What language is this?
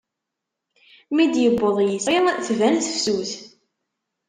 Kabyle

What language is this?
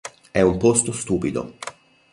Italian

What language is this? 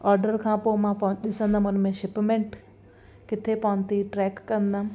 Sindhi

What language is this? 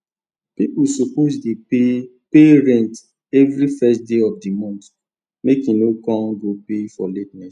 Nigerian Pidgin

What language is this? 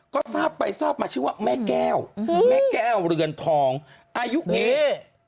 Thai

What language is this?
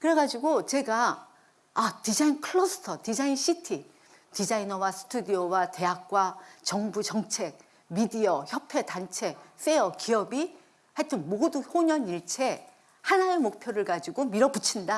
Korean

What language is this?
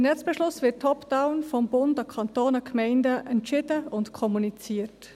Swiss German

